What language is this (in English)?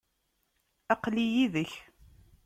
Kabyle